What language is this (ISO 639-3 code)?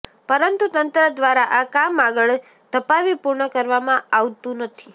guj